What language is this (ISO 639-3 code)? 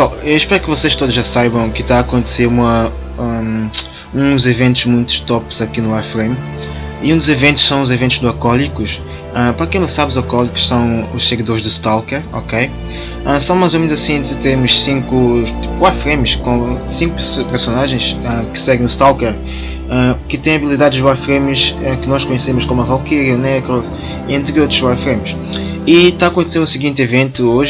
por